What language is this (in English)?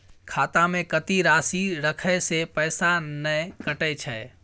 Maithili